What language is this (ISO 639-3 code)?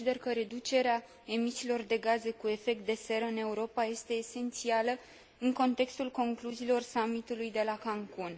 ron